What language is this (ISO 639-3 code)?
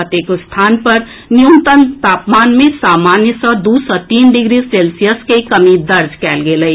mai